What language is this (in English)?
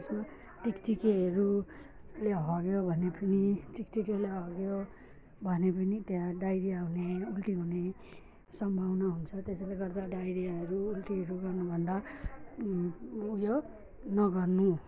Nepali